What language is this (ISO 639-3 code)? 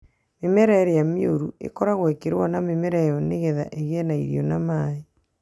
kik